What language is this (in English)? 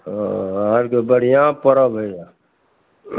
Maithili